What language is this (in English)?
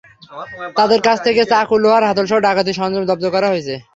Bangla